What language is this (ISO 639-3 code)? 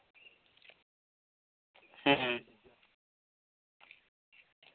sat